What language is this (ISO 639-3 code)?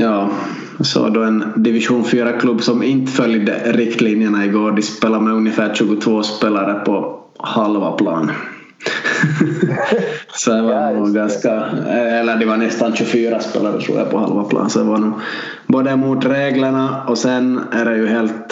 swe